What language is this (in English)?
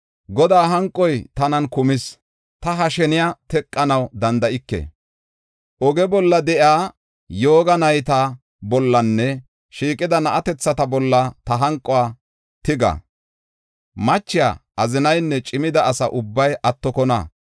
Gofa